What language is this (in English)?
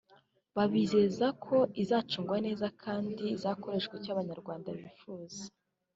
Kinyarwanda